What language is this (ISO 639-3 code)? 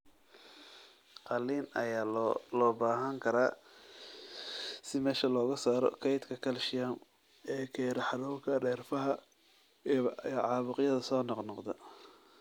som